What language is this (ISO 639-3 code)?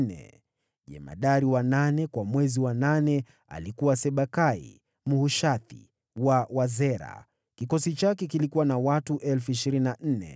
swa